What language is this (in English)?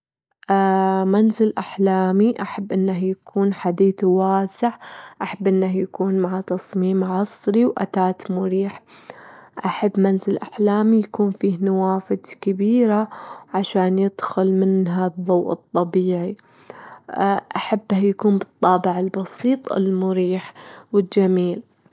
Gulf Arabic